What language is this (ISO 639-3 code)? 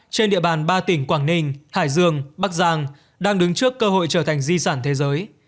vie